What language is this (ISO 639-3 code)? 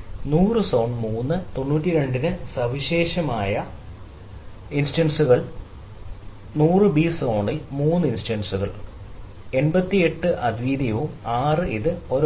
mal